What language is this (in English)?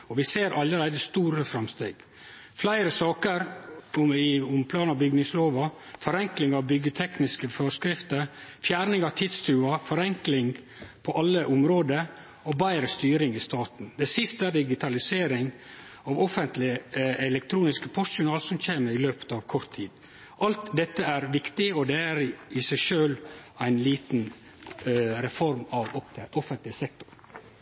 Norwegian Nynorsk